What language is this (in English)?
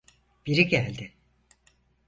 Turkish